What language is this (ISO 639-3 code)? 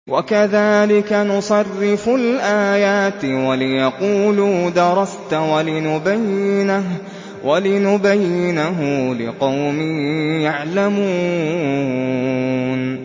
ara